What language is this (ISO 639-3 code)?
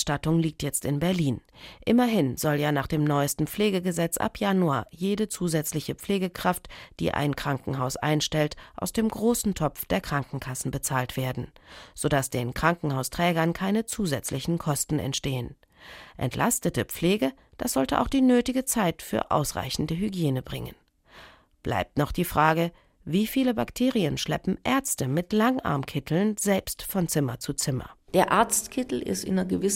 deu